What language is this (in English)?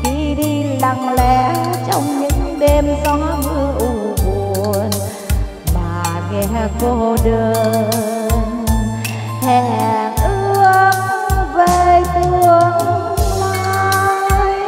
Vietnamese